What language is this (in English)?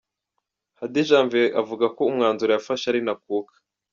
Kinyarwanda